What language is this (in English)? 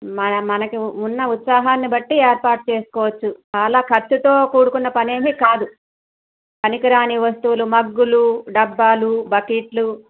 Telugu